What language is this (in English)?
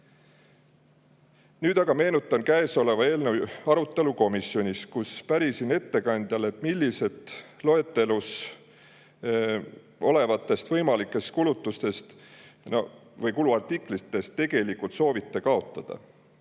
Estonian